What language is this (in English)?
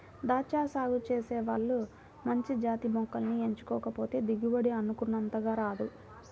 Telugu